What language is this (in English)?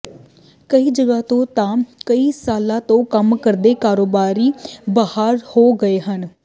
Punjabi